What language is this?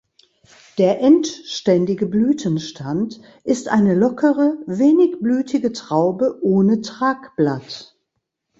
German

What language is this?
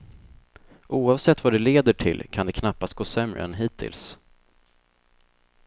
Swedish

